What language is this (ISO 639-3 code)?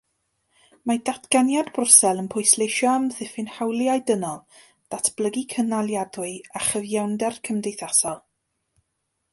cym